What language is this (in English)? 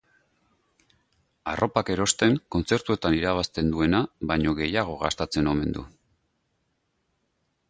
Basque